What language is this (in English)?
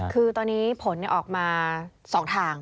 Thai